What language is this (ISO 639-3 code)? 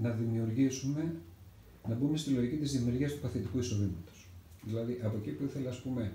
ell